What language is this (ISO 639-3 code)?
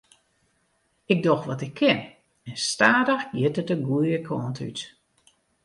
fry